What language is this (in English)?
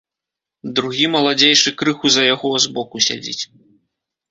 Belarusian